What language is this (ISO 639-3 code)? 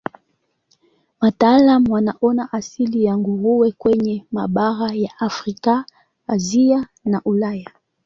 swa